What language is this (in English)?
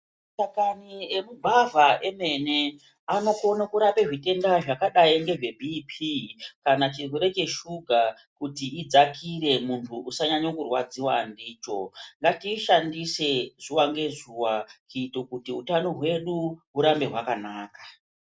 Ndau